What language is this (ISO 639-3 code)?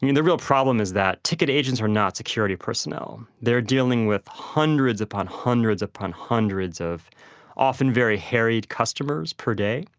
eng